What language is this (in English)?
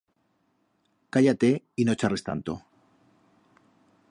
Aragonese